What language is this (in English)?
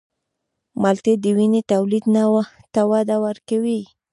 Pashto